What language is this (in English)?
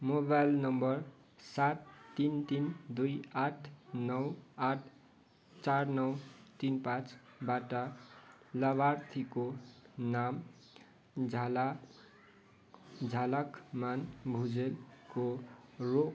Nepali